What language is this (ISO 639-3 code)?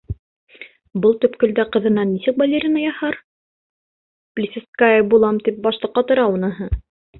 bak